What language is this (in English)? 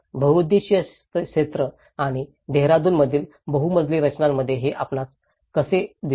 Marathi